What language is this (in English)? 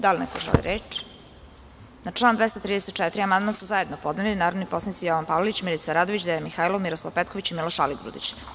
Serbian